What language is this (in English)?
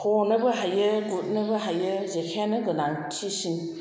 Bodo